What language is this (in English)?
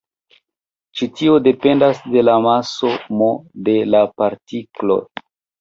Esperanto